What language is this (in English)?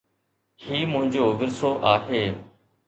Sindhi